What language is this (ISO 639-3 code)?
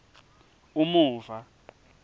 ssw